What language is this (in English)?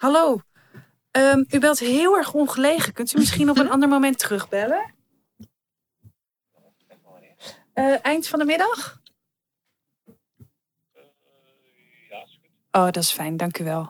Dutch